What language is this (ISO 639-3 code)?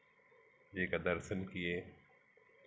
hin